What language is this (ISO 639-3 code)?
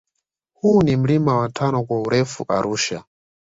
swa